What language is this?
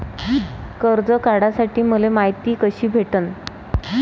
Marathi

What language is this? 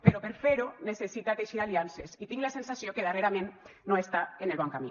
Catalan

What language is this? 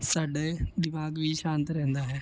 Punjabi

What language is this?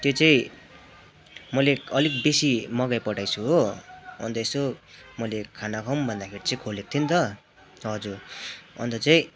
Nepali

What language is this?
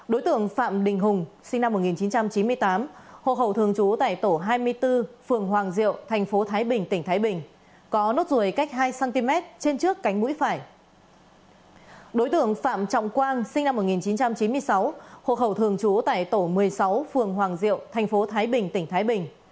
Vietnamese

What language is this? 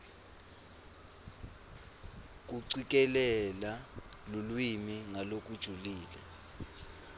Swati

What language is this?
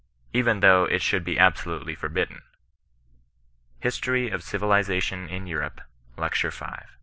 English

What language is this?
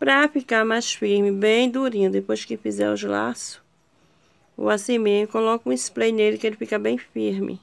Portuguese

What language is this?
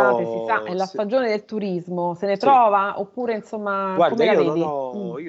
Italian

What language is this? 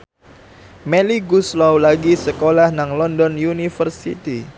Javanese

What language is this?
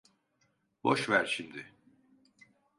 Turkish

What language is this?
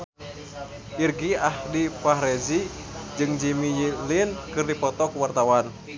Sundanese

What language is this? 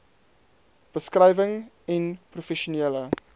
Afrikaans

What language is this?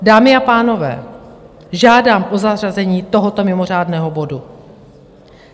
Czech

